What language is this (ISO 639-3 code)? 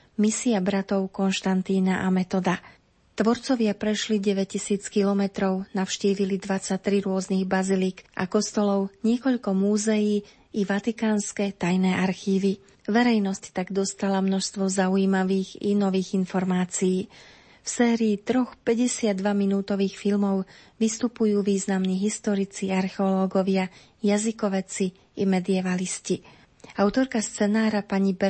slk